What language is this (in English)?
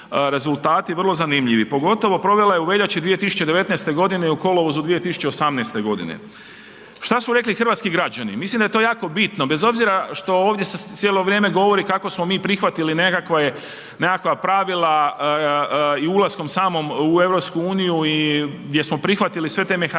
Croatian